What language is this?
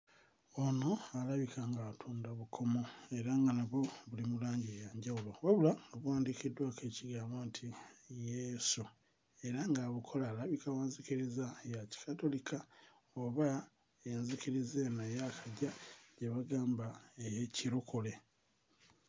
Ganda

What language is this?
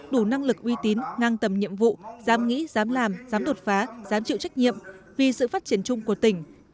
Vietnamese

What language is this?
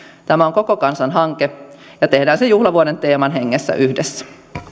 Finnish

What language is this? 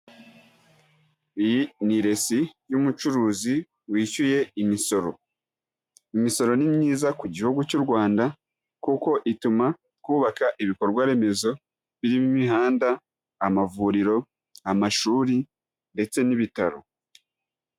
Kinyarwanda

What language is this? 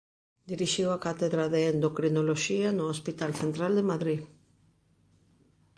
Galician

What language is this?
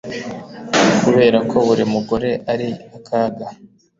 Kinyarwanda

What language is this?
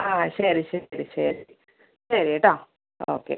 Malayalam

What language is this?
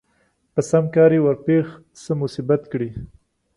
Pashto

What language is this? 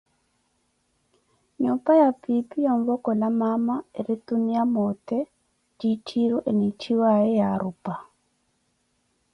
Koti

